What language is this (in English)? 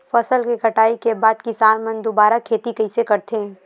Chhattisgarhi